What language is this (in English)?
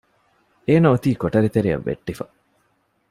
Divehi